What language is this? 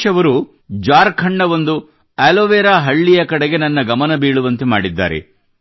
Kannada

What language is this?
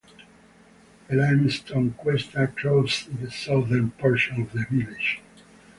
English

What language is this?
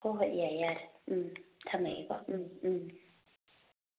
Manipuri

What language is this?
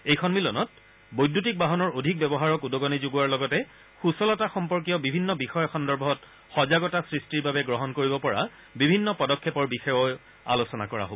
Assamese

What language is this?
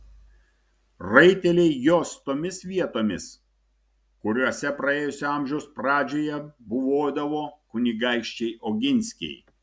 Lithuanian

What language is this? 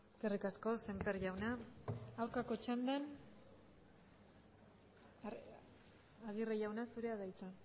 Basque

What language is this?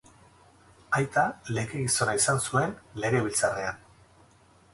Basque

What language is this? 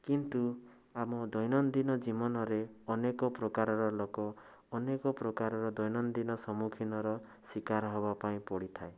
Odia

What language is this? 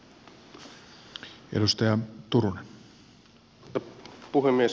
Finnish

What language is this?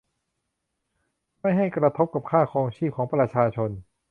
Thai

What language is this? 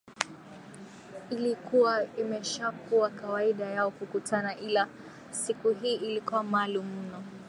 Swahili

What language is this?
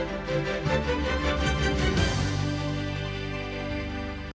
Ukrainian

